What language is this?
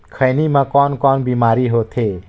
Chhattisgarhi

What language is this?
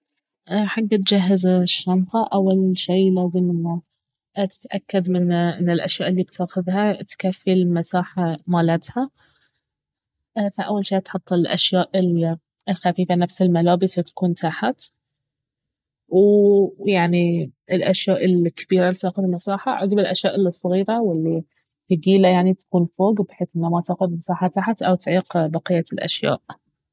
Baharna Arabic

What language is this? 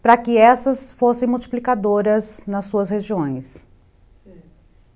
Portuguese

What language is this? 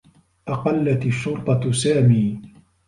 Arabic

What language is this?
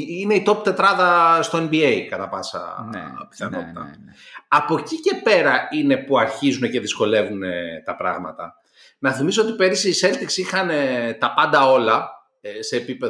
Greek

